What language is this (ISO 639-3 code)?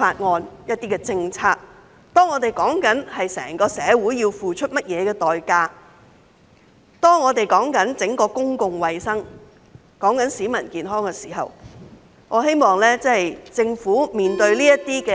yue